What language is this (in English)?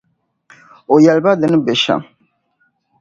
Dagbani